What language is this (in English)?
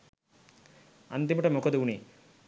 Sinhala